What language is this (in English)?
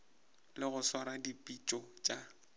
Northern Sotho